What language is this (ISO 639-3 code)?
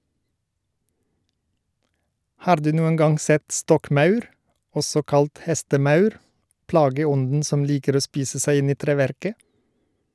nor